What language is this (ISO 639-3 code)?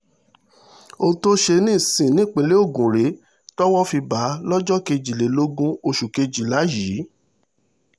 yor